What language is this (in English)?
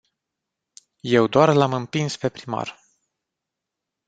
Romanian